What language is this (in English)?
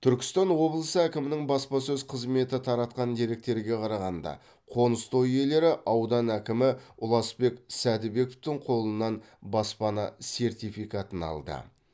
Kazakh